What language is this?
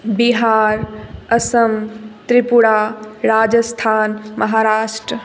Maithili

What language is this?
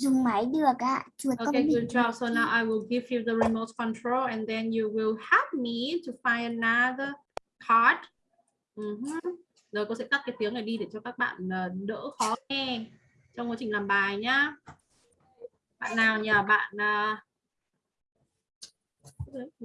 Vietnamese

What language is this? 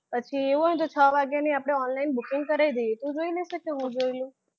Gujarati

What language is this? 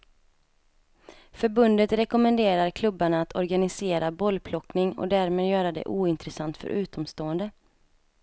Swedish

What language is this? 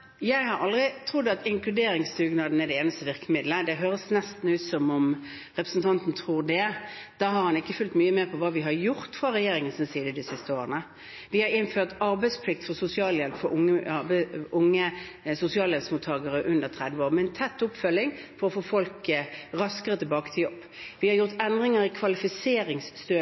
Norwegian Bokmål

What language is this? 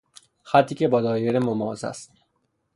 Persian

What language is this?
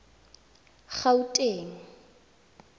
Tswana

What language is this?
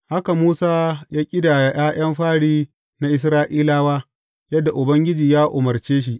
Hausa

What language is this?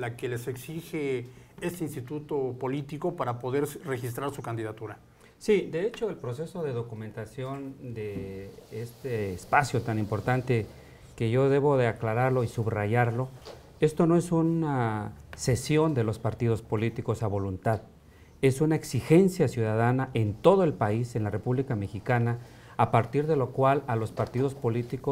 Spanish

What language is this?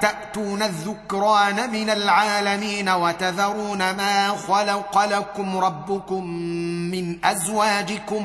Arabic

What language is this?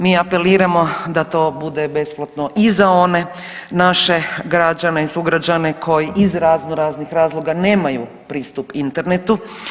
Croatian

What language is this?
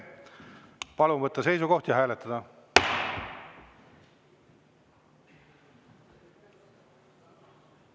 Estonian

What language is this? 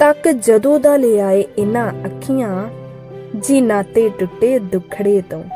Punjabi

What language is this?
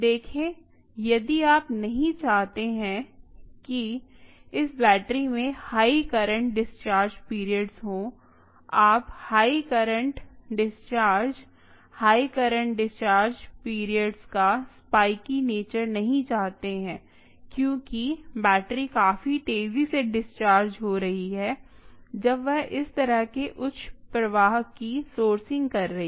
Hindi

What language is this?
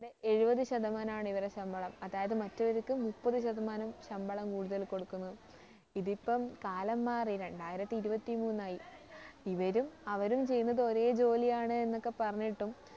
Malayalam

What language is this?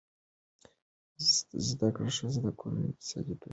Pashto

